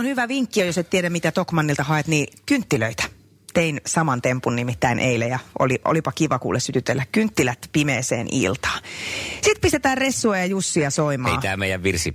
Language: Finnish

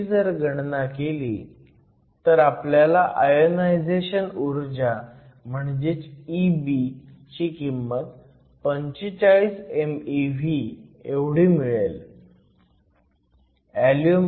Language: Marathi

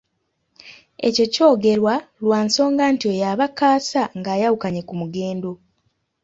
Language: Ganda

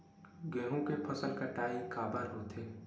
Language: Chhattisgarhi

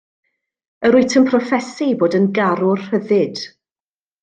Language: Welsh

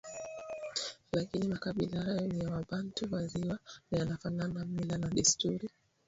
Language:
Swahili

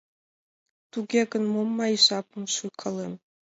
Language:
Mari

